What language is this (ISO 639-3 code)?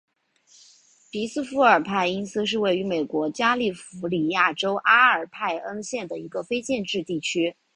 zho